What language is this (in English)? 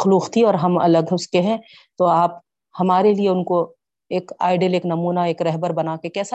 Urdu